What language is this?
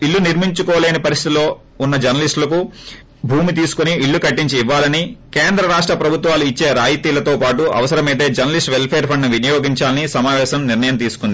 Telugu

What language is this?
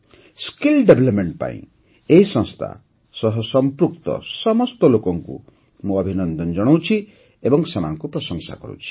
Odia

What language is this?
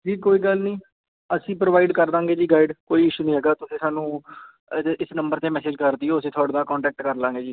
Punjabi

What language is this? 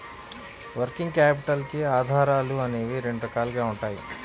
Telugu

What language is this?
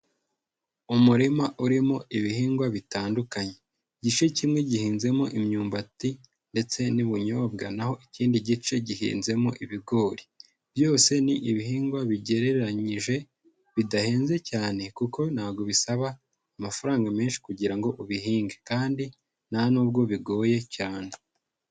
Kinyarwanda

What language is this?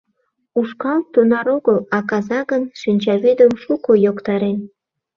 Mari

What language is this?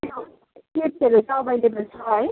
Nepali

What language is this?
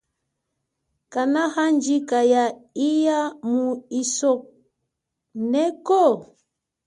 Chokwe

